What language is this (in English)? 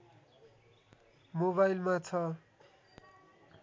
Nepali